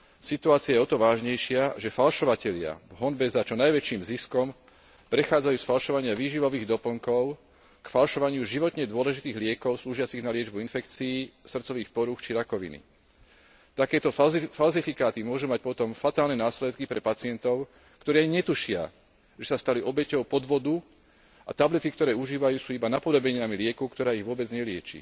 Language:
Slovak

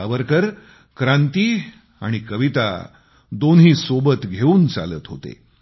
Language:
Marathi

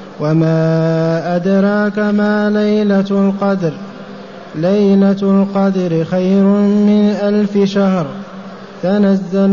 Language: Arabic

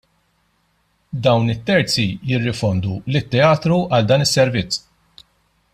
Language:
Maltese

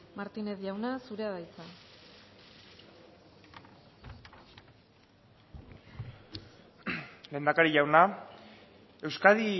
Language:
Basque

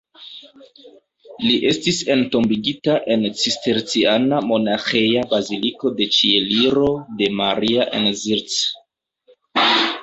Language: Esperanto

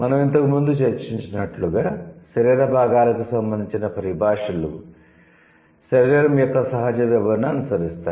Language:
Telugu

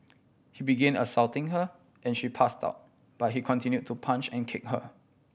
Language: English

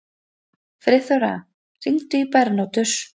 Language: Icelandic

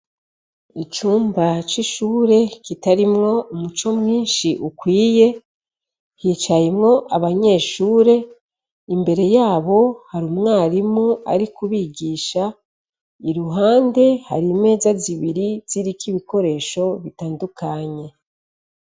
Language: Rundi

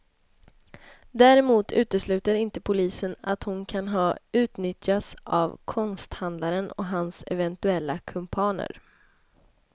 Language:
Swedish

